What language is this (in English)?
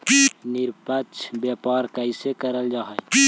Magahi